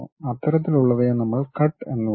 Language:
Malayalam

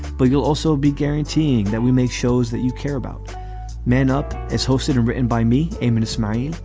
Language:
English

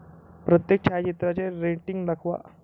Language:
Marathi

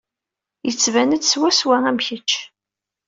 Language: Kabyle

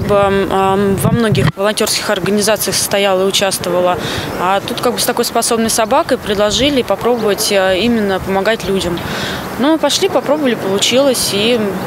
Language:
Russian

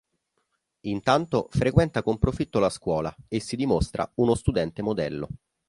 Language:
Italian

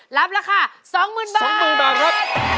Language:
Thai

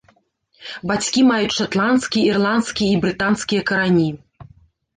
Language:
Belarusian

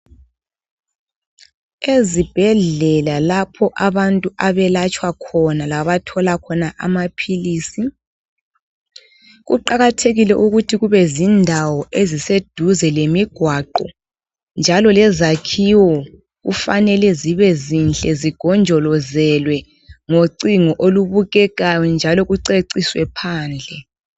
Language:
North Ndebele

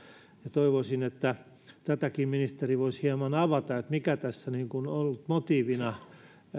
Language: Finnish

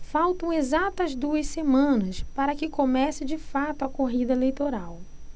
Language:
Portuguese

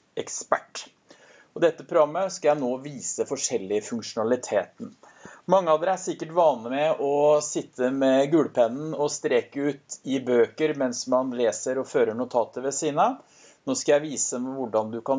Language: Norwegian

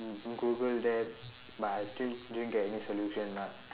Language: English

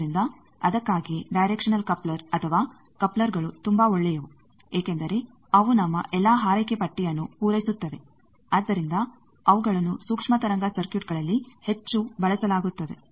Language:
Kannada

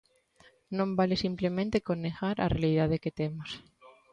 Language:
Galician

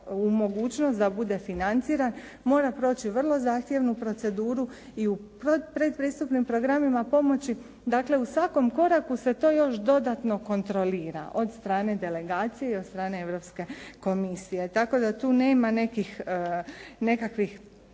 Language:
Croatian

